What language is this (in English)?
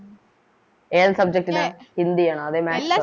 Malayalam